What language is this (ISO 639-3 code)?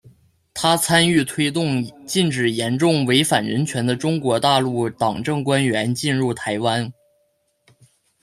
zho